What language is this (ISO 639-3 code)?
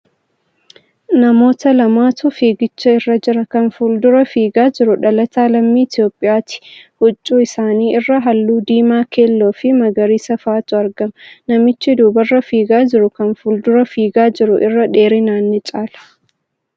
orm